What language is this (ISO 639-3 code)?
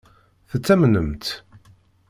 kab